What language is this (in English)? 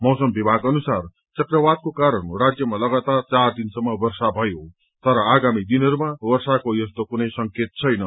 Nepali